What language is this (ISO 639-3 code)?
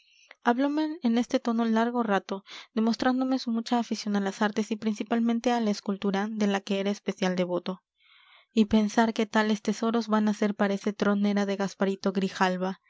spa